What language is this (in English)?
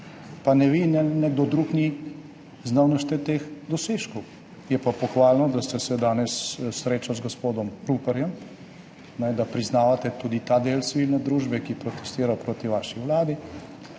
Slovenian